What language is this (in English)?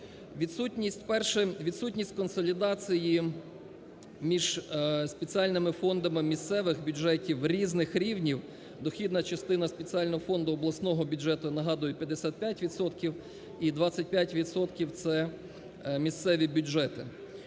Ukrainian